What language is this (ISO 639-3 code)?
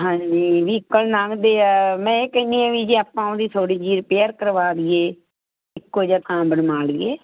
pan